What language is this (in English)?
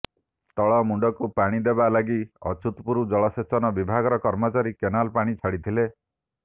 Odia